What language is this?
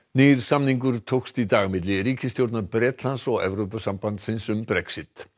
Icelandic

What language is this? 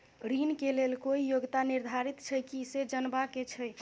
Maithili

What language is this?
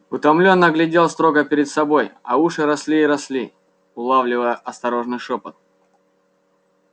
Russian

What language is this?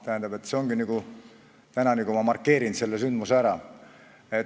Estonian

